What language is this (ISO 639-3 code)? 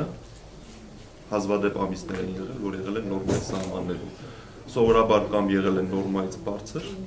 tur